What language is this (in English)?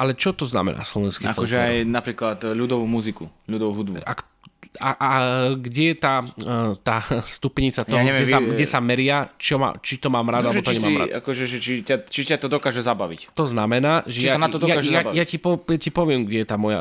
Slovak